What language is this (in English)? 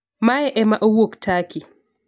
Luo (Kenya and Tanzania)